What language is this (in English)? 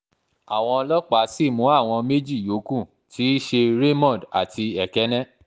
Yoruba